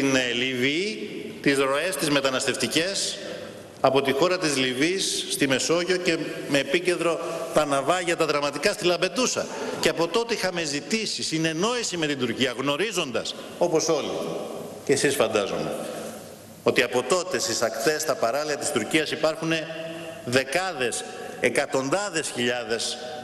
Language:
Greek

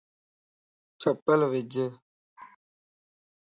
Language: Lasi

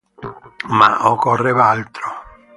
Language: Italian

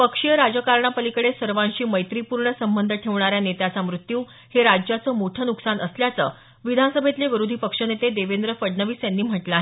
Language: Marathi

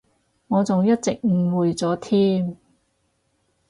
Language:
Cantonese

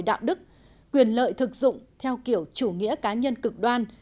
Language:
Vietnamese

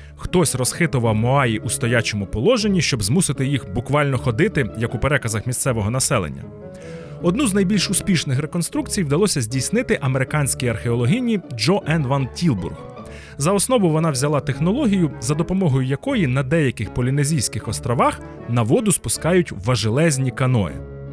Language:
Ukrainian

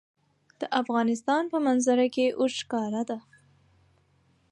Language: Pashto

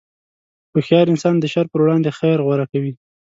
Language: Pashto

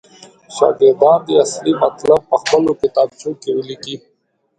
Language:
Pashto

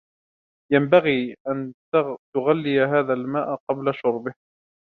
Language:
Arabic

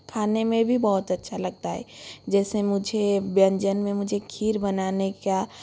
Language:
Hindi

